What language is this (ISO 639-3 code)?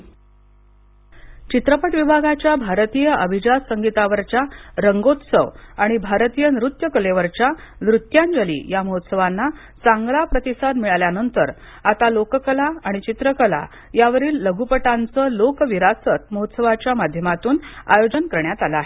mar